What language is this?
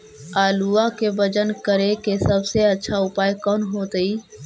Magahi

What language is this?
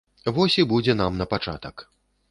Belarusian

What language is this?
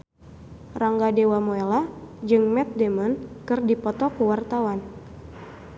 Sundanese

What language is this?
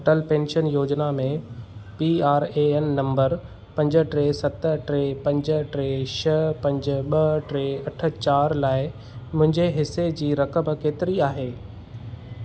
Sindhi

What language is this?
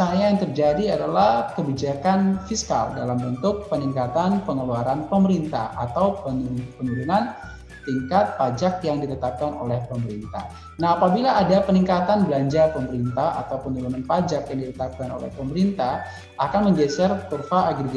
Indonesian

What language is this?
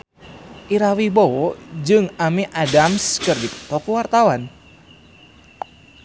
Sundanese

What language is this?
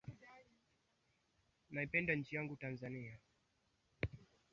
Swahili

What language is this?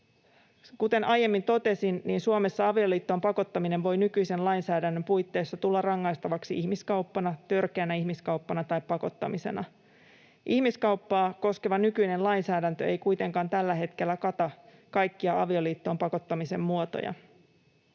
Finnish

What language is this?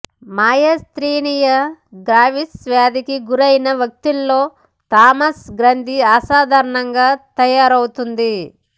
Telugu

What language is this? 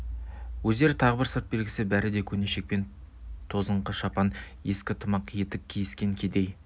Kazakh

